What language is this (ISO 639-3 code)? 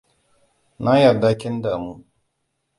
hau